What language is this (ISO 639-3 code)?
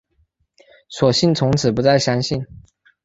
zho